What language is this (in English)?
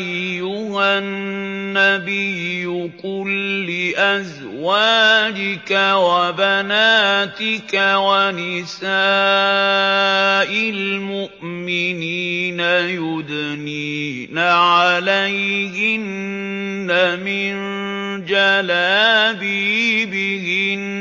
Arabic